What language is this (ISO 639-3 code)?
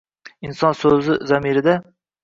uzb